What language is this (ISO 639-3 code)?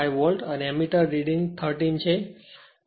guj